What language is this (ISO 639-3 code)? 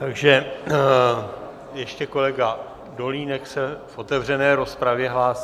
ces